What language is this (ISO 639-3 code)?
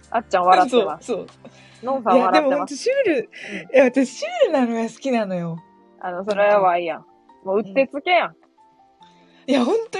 jpn